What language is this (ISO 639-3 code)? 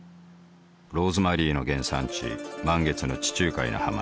jpn